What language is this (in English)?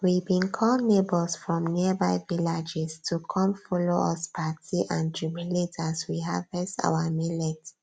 Nigerian Pidgin